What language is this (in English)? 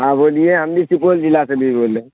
Urdu